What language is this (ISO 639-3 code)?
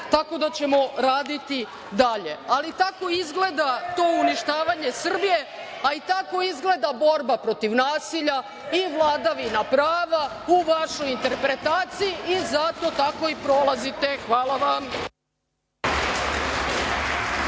srp